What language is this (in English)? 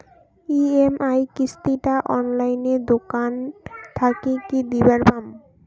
Bangla